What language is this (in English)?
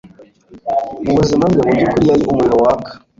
Kinyarwanda